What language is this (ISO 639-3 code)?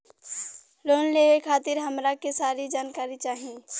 bho